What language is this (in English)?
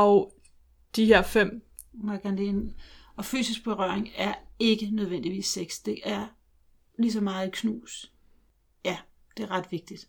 Danish